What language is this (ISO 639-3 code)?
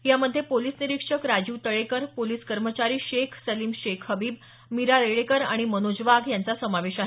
mar